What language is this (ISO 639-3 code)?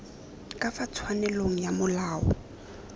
tsn